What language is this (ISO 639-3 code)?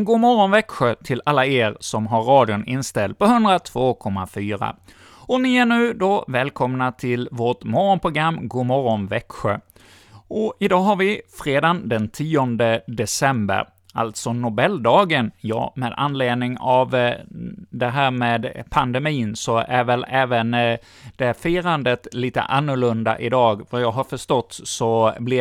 swe